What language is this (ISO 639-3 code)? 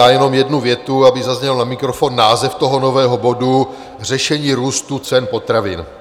ces